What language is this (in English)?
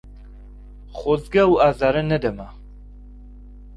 Central Kurdish